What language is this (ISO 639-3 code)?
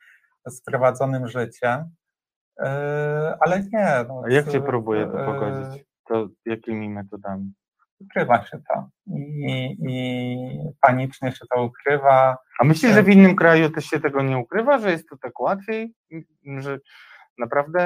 pol